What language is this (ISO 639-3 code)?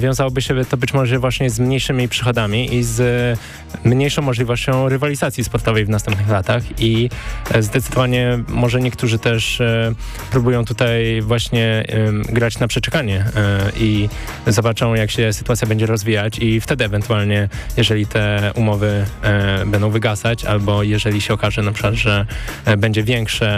pol